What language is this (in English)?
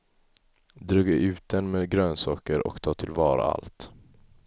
Swedish